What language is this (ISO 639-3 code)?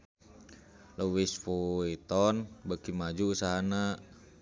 sun